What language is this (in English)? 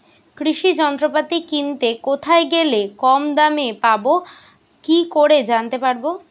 Bangla